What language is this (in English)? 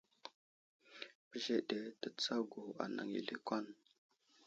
Wuzlam